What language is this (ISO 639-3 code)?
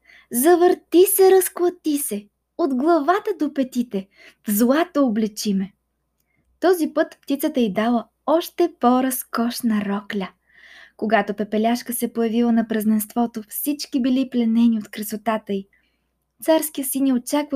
bul